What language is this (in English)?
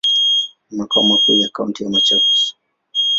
Swahili